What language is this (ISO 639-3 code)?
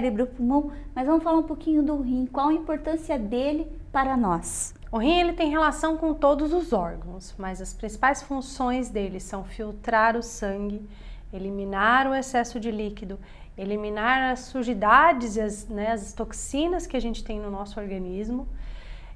por